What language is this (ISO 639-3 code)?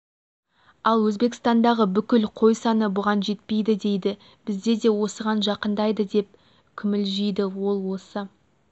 kaz